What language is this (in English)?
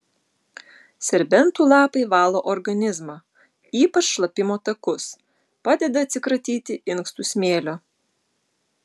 Lithuanian